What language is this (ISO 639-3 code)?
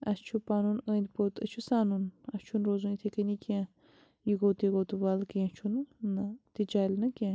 kas